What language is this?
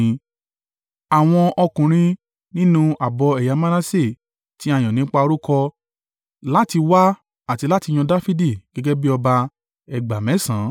Yoruba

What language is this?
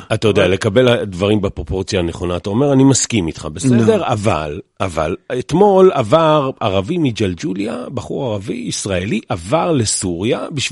Hebrew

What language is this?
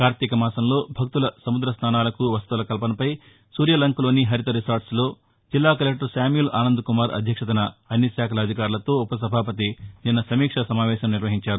Telugu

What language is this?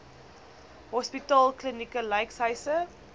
Afrikaans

